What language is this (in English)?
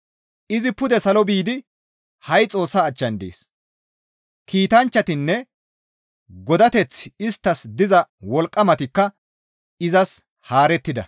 Gamo